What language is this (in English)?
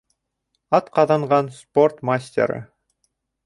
Bashkir